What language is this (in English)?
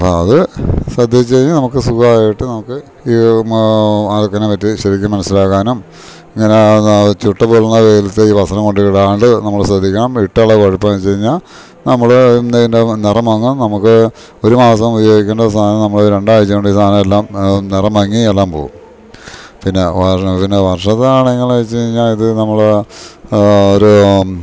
Malayalam